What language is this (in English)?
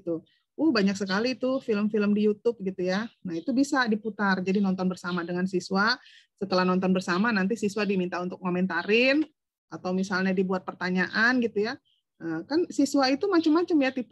Indonesian